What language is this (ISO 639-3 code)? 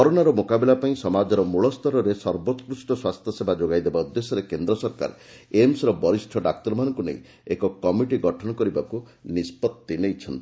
ori